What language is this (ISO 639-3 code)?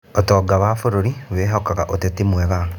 kik